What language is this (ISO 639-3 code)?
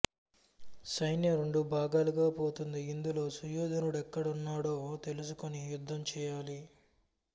tel